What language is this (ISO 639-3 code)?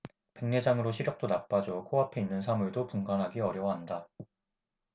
kor